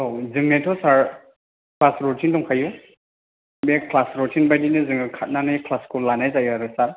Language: Bodo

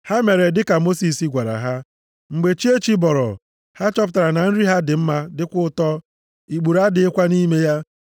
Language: Igbo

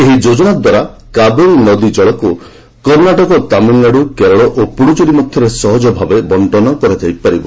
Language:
Odia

